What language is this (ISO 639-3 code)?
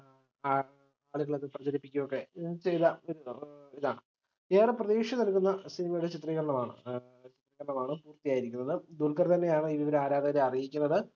mal